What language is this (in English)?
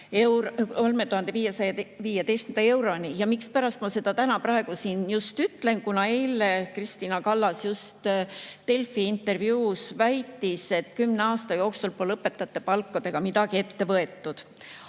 Estonian